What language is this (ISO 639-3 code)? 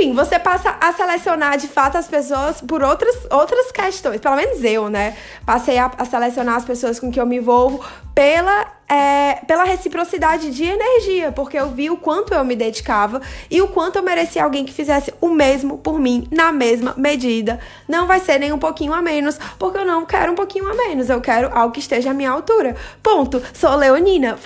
por